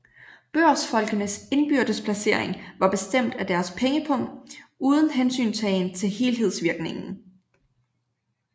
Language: Danish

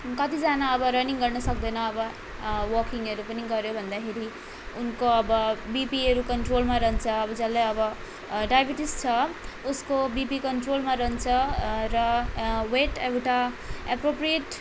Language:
Nepali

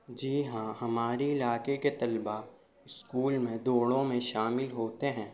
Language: Urdu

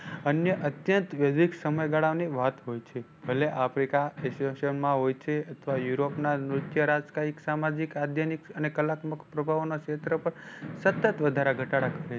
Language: Gujarati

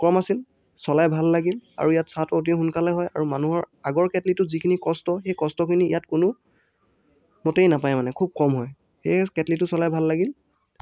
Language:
Assamese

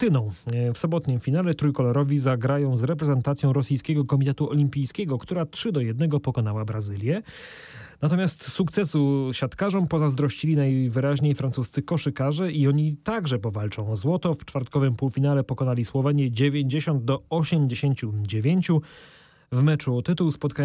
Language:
Polish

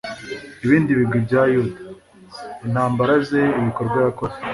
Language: Kinyarwanda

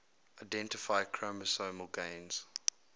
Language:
English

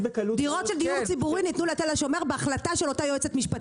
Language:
Hebrew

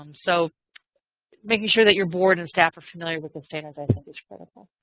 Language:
English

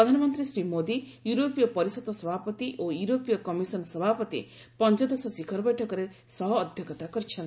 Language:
Odia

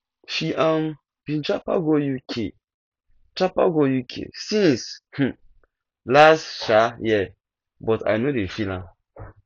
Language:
Nigerian Pidgin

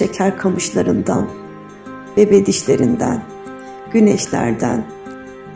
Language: Turkish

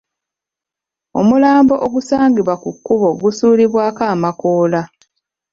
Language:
Ganda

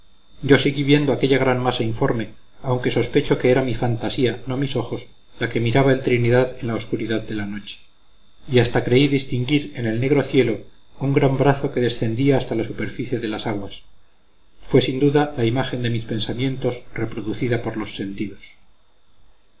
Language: Spanish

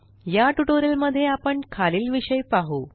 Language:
Marathi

